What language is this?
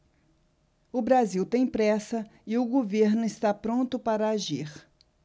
Portuguese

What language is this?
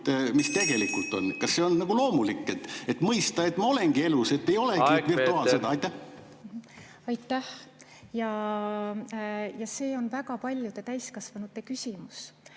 Estonian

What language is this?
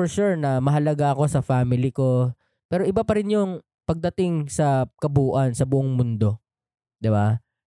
Filipino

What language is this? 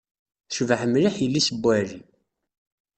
Kabyle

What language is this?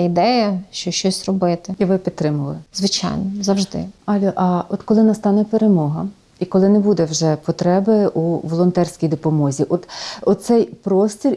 Ukrainian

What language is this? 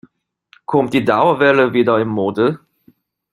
German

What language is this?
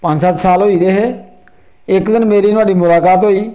Dogri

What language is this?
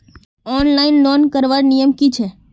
Magahi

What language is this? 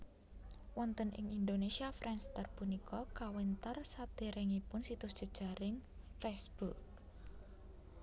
Javanese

